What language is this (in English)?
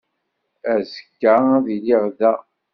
Kabyle